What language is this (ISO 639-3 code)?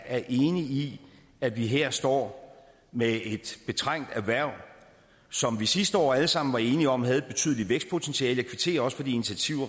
dan